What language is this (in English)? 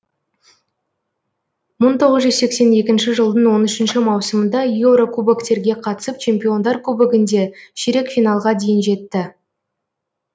Kazakh